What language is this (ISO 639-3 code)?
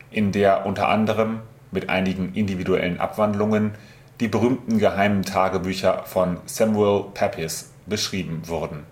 deu